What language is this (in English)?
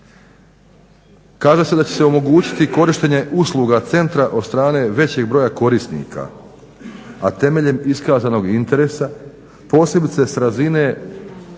Croatian